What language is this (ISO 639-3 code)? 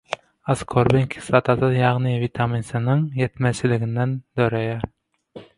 tuk